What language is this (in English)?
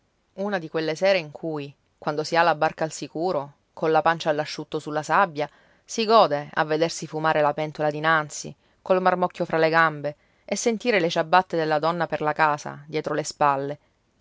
Italian